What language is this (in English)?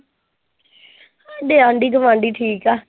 Punjabi